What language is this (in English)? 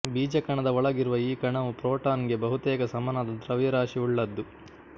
Kannada